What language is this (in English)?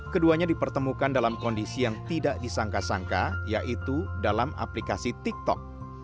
Indonesian